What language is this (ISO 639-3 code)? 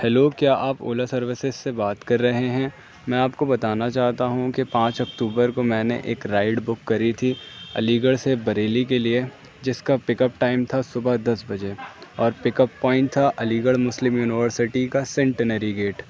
urd